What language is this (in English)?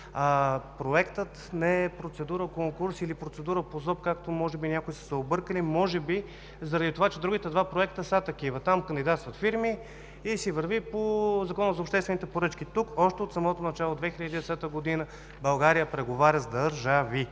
Bulgarian